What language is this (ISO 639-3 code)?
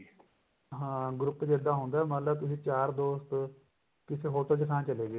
pan